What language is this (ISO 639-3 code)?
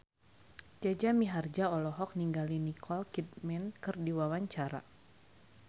sun